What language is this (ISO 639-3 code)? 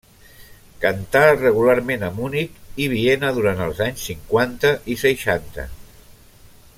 cat